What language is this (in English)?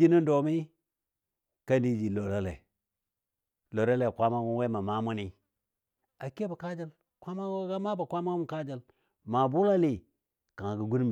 Dadiya